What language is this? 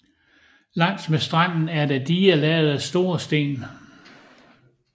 Danish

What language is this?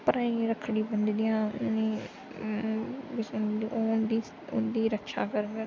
Dogri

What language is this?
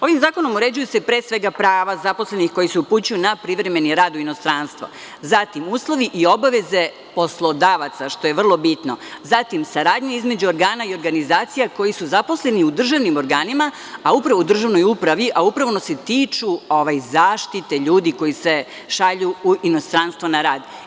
Serbian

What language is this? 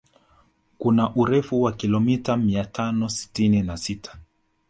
Swahili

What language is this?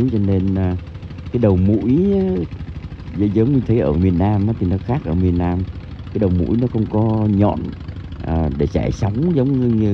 Vietnamese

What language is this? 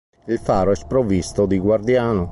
Italian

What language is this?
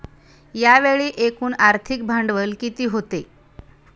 Marathi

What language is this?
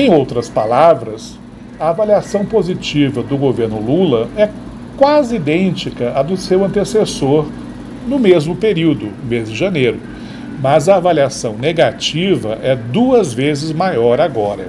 Portuguese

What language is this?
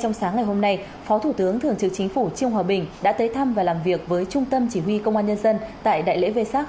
Vietnamese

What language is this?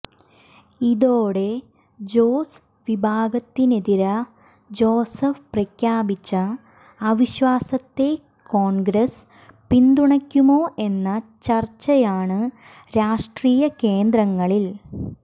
Malayalam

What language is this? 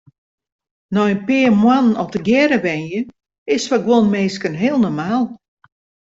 Western Frisian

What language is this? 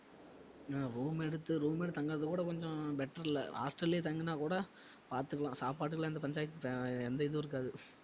Tamil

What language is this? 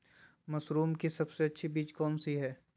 Magahi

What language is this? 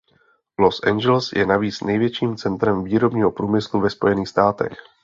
Czech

